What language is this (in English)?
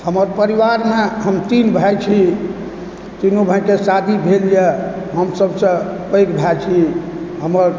Maithili